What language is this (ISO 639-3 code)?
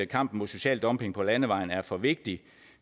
dan